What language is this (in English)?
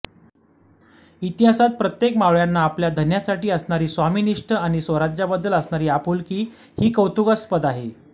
Marathi